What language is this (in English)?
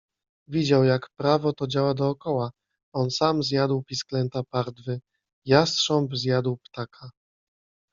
Polish